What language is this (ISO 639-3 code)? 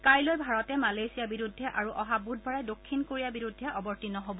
asm